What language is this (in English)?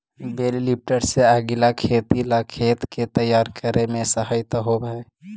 Magahi